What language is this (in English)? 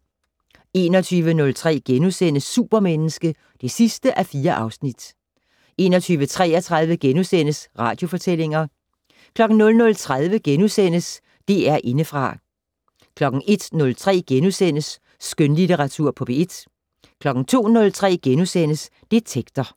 Danish